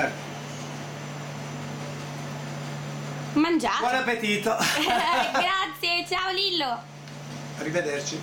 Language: Italian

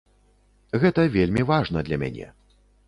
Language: Belarusian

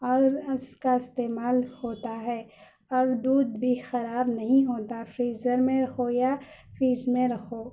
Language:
Urdu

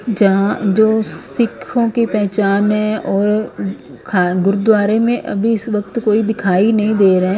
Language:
Hindi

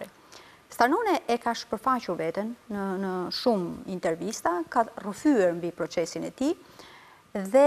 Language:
Romanian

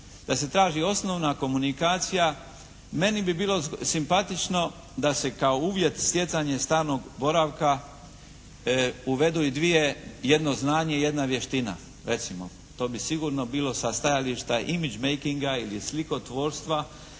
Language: Croatian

